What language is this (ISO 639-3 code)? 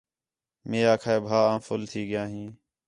xhe